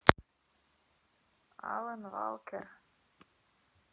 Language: Russian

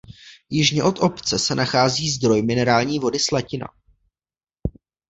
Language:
Czech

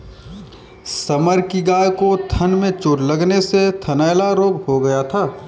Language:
Hindi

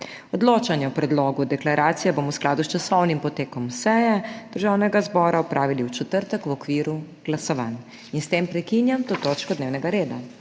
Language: Slovenian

